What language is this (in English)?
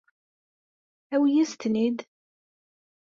Kabyle